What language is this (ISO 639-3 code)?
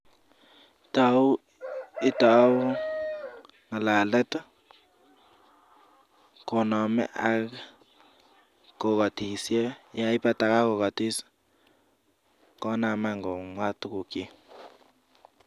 kln